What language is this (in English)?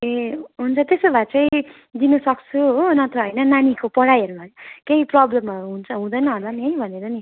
Nepali